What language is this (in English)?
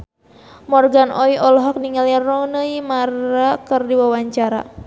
Sundanese